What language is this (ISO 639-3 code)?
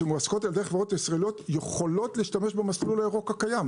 heb